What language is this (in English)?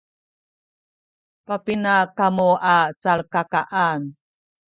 Sakizaya